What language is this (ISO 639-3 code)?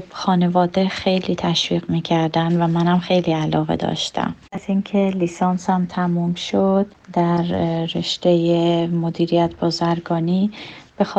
fas